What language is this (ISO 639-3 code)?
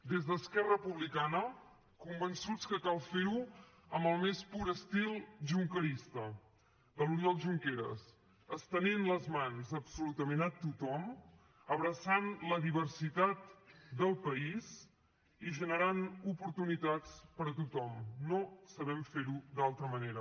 cat